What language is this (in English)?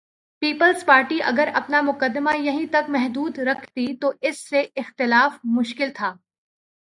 Urdu